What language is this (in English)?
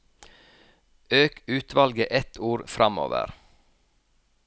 Norwegian